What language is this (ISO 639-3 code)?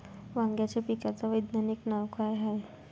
mar